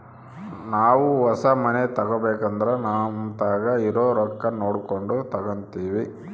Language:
Kannada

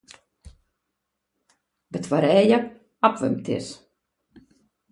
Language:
Latvian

